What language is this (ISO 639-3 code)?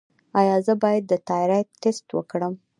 pus